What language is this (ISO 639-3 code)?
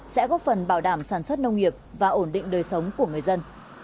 vie